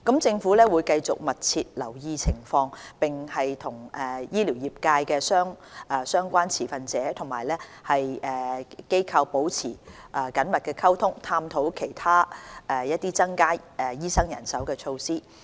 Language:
Cantonese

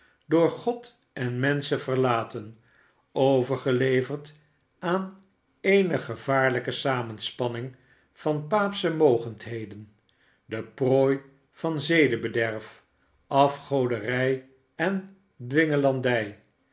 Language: Dutch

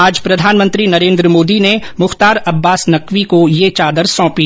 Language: Hindi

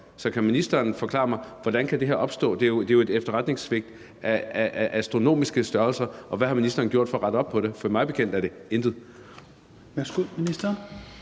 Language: Danish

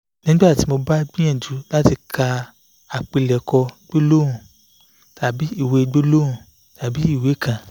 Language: Yoruba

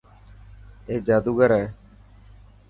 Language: Dhatki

